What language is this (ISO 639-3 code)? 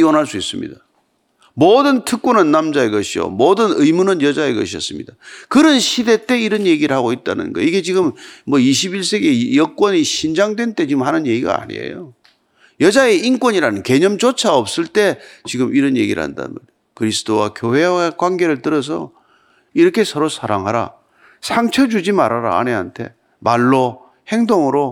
kor